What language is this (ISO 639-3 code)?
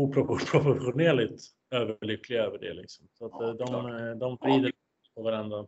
swe